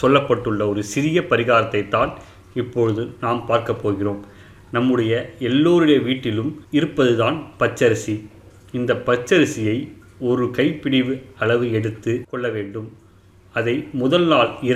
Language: Tamil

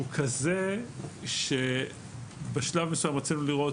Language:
Hebrew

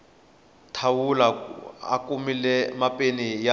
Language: Tsonga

